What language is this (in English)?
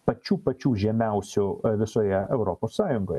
Lithuanian